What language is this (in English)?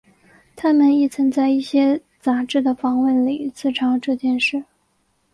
Chinese